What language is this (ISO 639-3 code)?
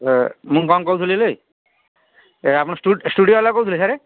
ori